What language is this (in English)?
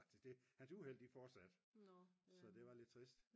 Danish